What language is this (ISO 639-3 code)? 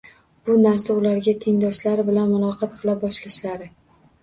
uzb